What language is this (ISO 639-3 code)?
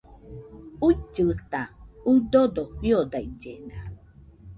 hux